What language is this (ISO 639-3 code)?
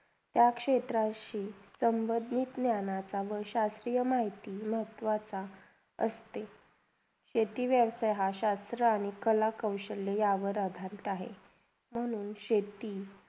mar